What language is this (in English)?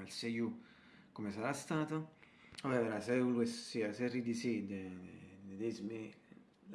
English